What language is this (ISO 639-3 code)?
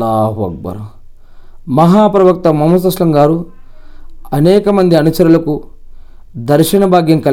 tel